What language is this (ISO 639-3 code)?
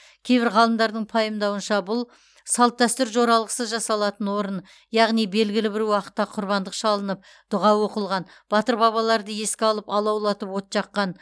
kaz